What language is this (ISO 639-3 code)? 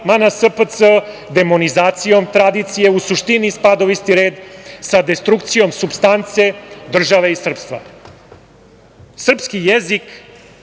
srp